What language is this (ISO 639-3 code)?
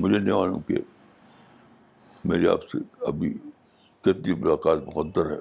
urd